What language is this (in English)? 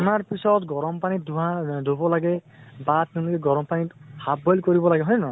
Assamese